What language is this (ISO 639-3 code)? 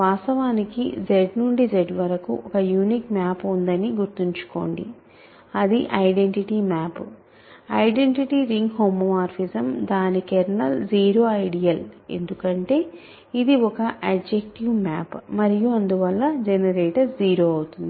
tel